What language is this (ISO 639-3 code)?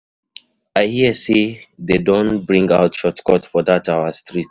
pcm